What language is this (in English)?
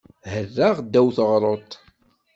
Kabyle